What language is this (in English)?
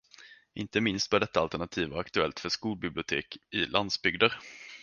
Swedish